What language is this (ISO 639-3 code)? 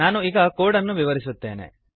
kan